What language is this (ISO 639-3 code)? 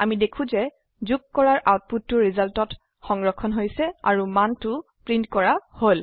asm